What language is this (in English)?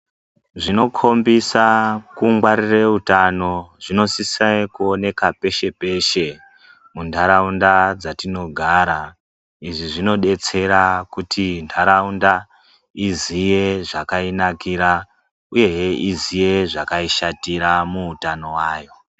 Ndau